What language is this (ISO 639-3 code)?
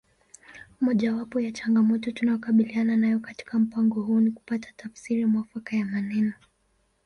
swa